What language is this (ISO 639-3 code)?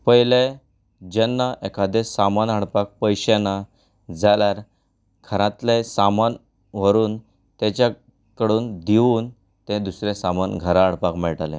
kok